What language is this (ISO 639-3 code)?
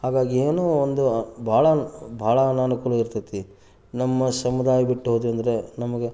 kan